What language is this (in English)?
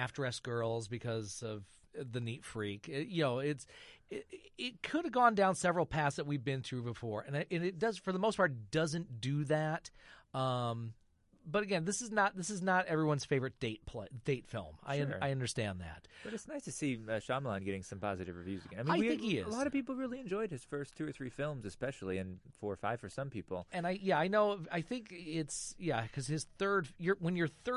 English